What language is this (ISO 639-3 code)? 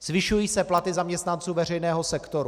ces